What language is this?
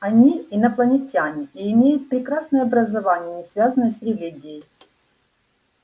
Russian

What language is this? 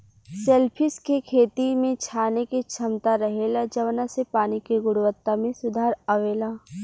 Bhojpuri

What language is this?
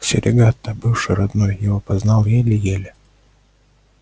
Russian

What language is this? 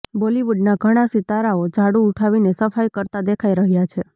Gujarati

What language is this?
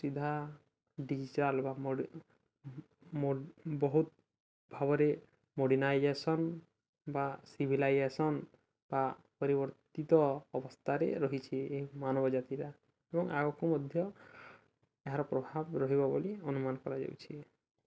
Odia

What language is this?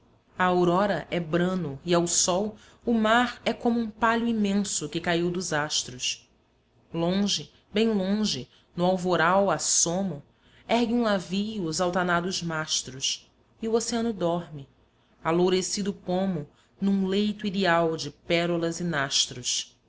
Portuguese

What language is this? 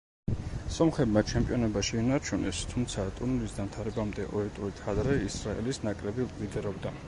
Georgian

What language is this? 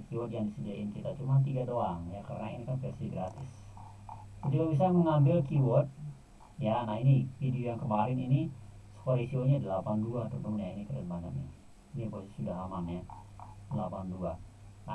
Indonesian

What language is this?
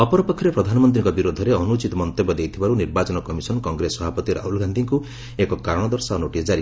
Odia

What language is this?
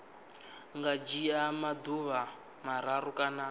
Venda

